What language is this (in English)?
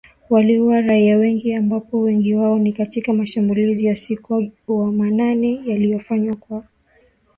Swahili